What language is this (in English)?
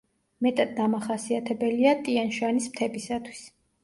Georgian